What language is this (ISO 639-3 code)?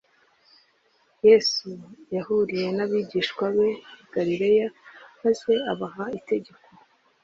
kin